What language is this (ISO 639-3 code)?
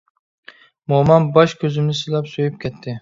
uig